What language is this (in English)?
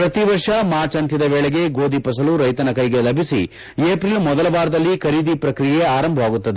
Kannada